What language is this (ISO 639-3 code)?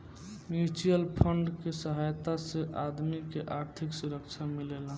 bho